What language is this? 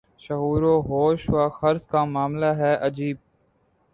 Urdu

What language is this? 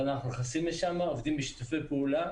Hebrew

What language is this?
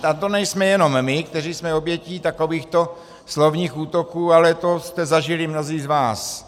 Czech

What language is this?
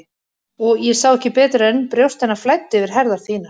Icelandic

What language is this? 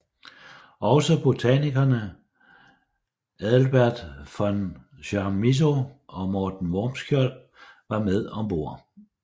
Danish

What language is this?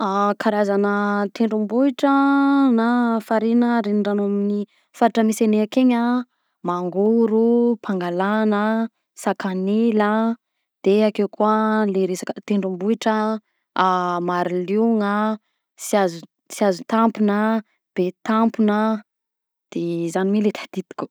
Southern Betsimisaraka Malagasy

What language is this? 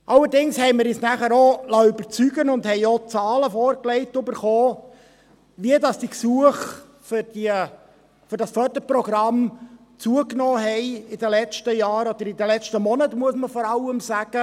Swiss German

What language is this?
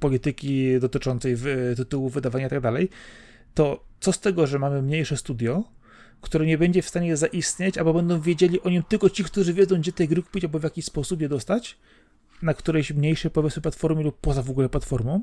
Polish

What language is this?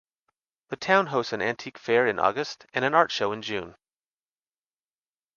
English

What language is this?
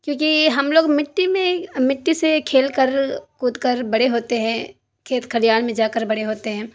Urdu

